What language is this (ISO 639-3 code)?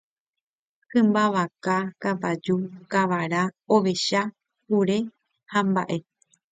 grn